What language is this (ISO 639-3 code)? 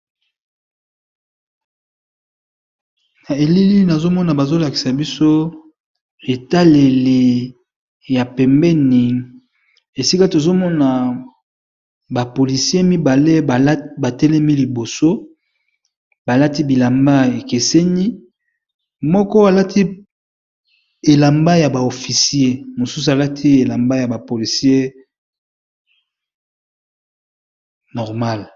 lin